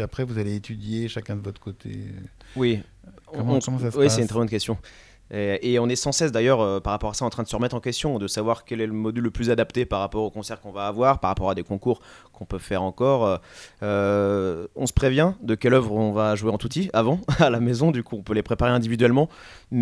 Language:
French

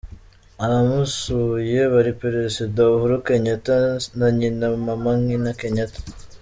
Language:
Kinyarwanda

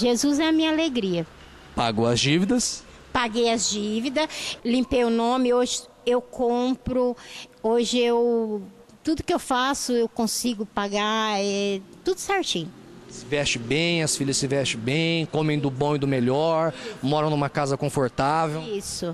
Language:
Portuguese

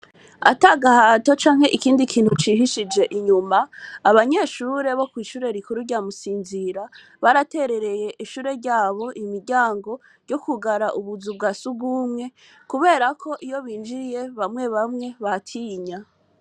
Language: Rundi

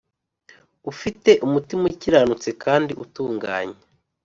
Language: Kinyarwanda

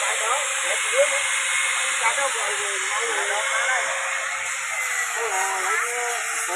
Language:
Vietnamese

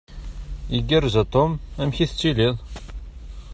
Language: Kabyle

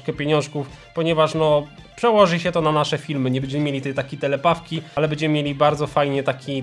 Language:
Polish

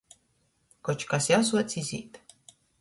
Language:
Latgalian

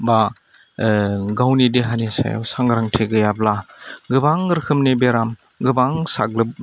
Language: Bodo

